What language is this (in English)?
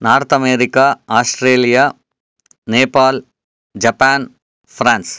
Sanskrit